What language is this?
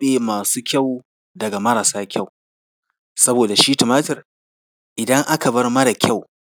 Hausa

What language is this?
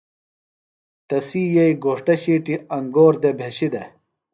Phalura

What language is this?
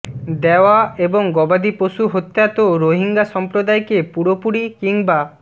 Bangla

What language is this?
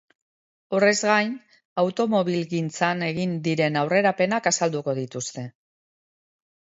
Basque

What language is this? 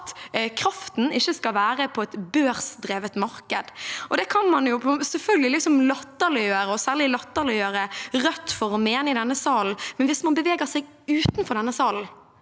Norwegian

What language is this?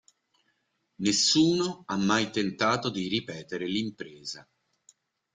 Italian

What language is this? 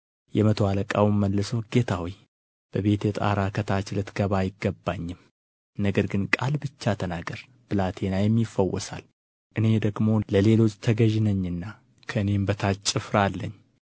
Amharic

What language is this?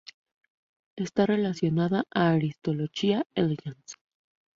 Spanish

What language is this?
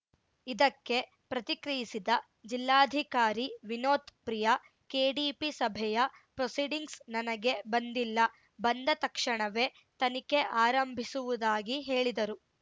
Kannada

